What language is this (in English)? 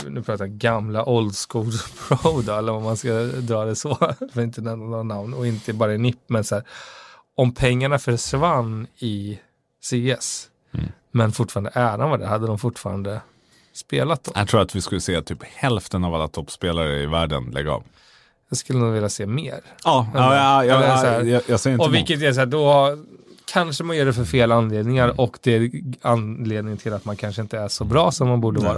Swedish